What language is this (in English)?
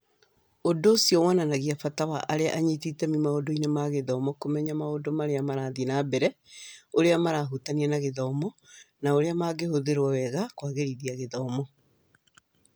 Kikuyu